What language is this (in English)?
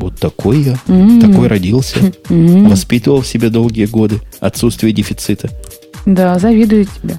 Russian